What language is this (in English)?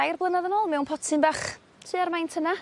Welsh